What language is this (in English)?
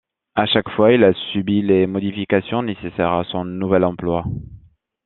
French